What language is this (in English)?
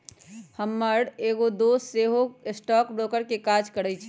Magahi